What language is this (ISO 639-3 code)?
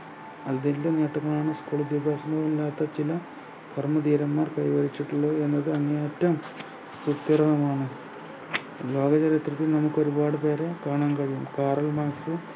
mal